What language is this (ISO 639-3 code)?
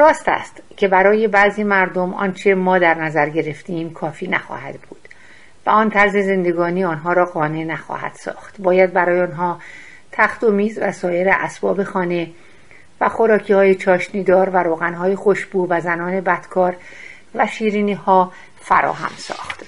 fas